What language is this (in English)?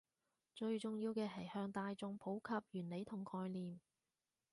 Cantonese